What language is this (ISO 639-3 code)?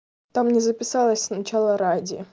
rus